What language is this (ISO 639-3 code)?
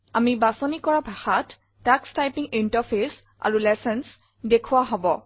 asm